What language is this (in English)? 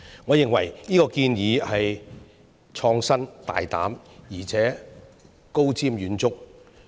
Cantonese